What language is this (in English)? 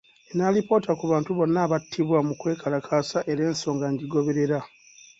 Ganda